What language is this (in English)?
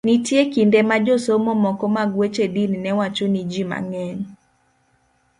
Luo (Kenya and Tanzania)